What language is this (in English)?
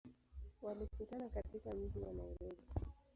Swahili